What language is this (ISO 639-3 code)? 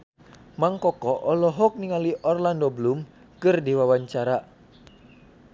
sun